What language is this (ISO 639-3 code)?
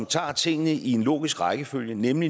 dan